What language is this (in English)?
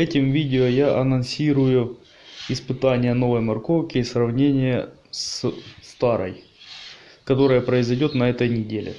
Russian